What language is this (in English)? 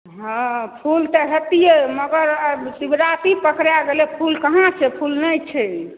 Maithili